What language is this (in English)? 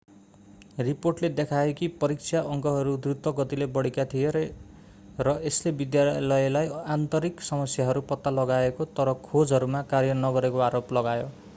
Nepali